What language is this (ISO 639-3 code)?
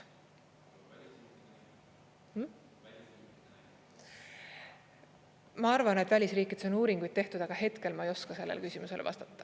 est